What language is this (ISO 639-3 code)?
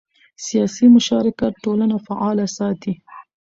pus